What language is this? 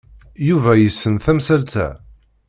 Kabyle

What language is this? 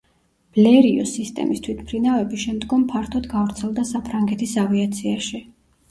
Georgian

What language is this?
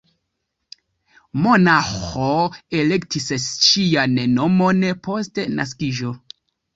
Esperanto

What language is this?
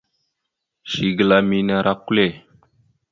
Mada (Cameroon)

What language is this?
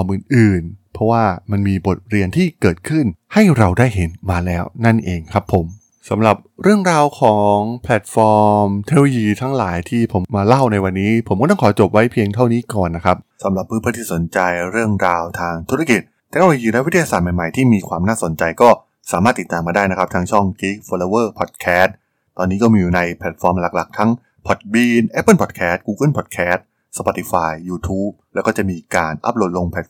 Thai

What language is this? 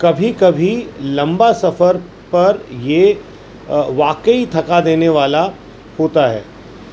Urdu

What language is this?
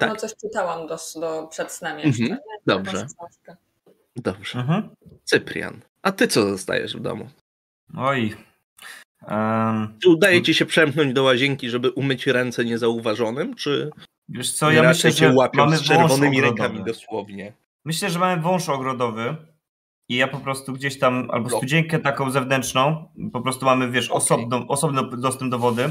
Polish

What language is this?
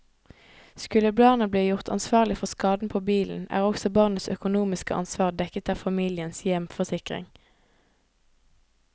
Norwegian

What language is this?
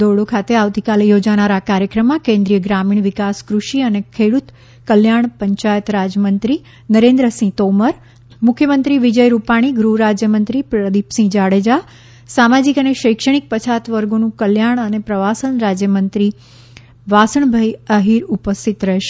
Gujarati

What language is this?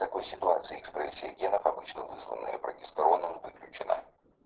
Russian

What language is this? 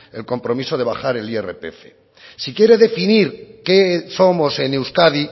Spanish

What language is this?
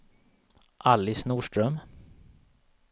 Swedish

